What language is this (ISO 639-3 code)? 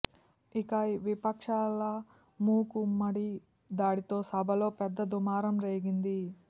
tel